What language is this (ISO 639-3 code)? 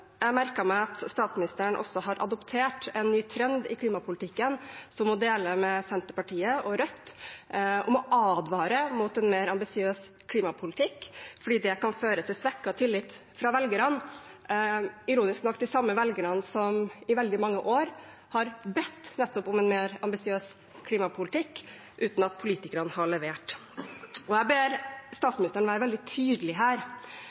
nob